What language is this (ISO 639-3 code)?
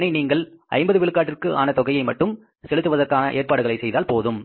tam